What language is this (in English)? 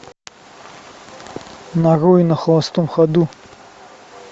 Russian